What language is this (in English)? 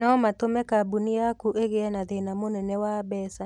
Kikuyu